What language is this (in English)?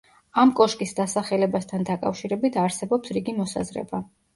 Georgian